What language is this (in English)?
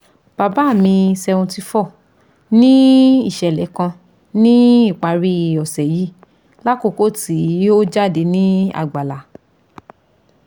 Yoruba